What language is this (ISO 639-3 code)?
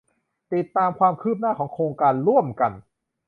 tha